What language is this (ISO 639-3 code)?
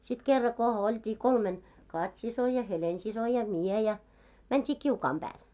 fin